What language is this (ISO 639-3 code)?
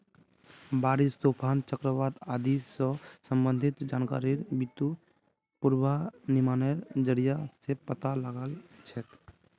mag